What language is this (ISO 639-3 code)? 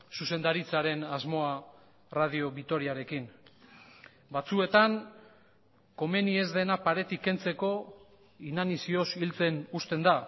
eus